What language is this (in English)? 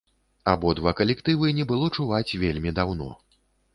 Belarusian